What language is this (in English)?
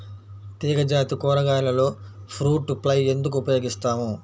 Telugu